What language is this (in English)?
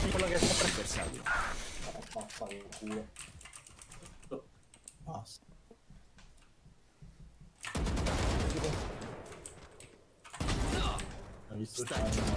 Italian